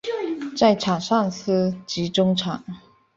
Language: Chinese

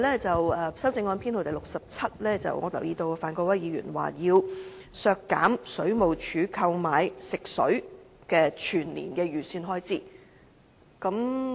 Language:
Cantonese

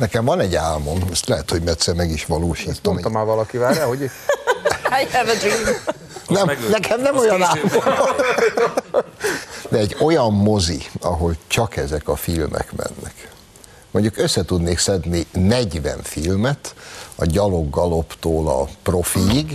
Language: Hungarian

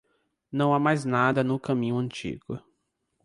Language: Portuguese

